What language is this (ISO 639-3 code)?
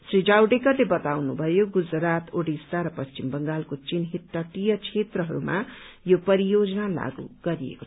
nep